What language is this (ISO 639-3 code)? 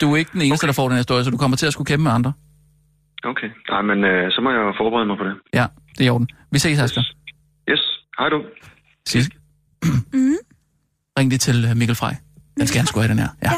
dan